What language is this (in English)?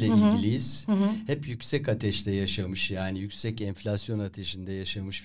Turkish